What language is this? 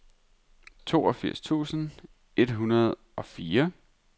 Danish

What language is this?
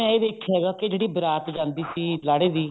Punjabi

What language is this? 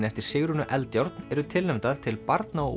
Icelandic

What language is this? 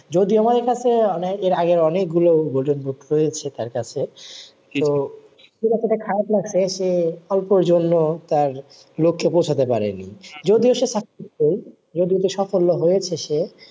Bangla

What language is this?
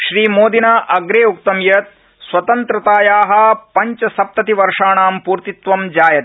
Sanskrit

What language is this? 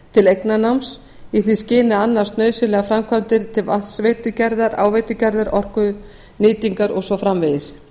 Icelandic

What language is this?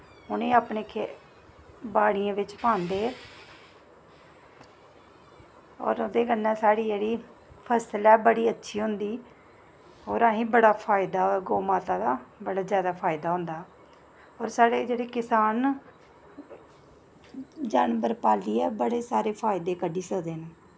Dogri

